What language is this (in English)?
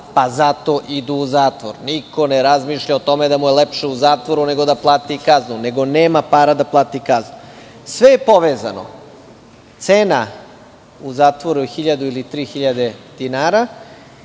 Serbian